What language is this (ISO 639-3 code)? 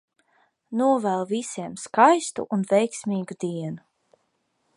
lav